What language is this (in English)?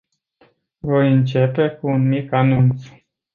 Romanian